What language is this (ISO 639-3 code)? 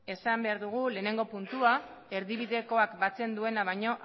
eus